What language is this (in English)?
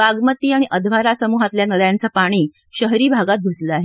Marathi